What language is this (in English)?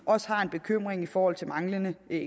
Danish